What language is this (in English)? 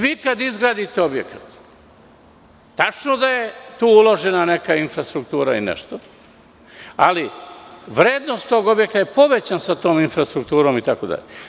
Serbian